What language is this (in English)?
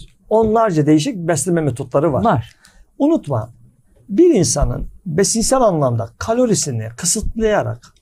Turkish